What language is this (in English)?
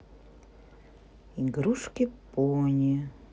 Russian